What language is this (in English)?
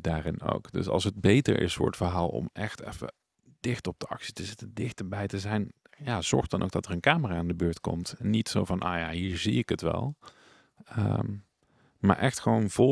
Dutch